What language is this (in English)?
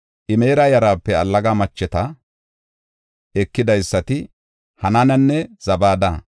Gofa